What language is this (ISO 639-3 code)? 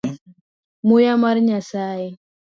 luo